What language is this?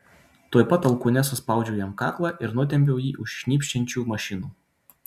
Lithuanian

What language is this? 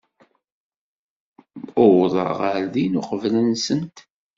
Kabyle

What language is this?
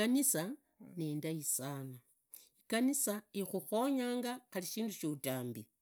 Idakho-Isukha-Tiriki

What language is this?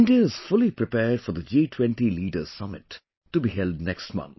English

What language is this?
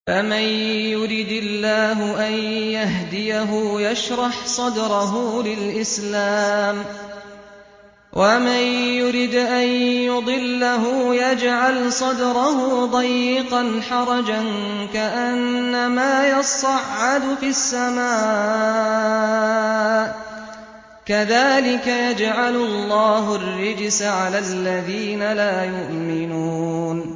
Arabic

